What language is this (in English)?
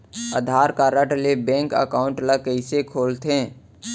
Chhattisgarhi